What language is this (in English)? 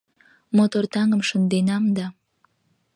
Mari